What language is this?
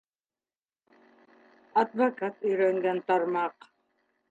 Bashkir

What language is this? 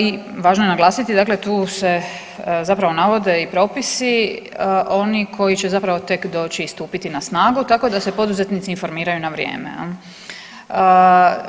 Croatian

